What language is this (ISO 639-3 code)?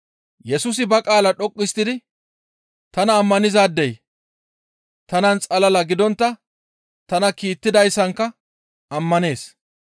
gmv